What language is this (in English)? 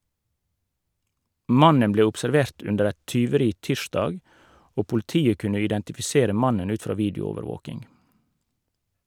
Norwegian